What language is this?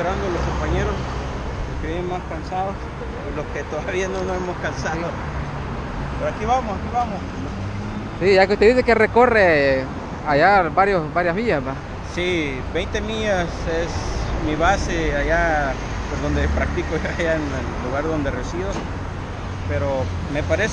Spanish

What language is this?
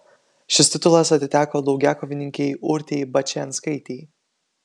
Lithuanian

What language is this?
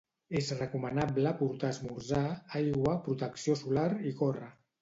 Catalan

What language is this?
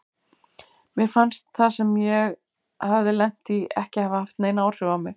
Icelandic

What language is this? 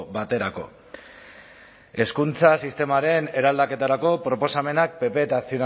Basque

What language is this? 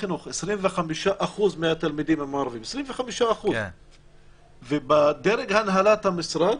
Hebrew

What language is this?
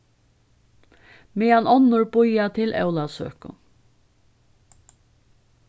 Faroese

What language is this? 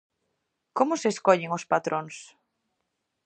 Galician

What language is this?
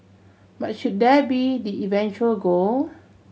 English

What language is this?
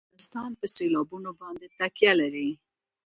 Pashto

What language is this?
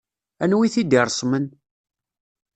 Kabyle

